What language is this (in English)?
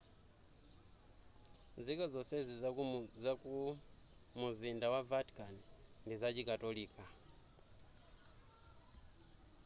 Nyanja